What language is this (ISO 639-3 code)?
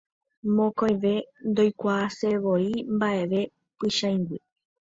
grn